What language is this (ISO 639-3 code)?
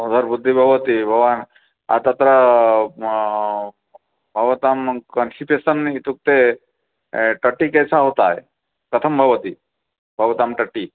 san